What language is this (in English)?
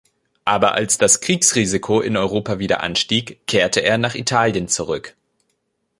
German